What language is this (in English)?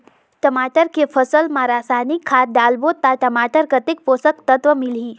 Chhattisgarhi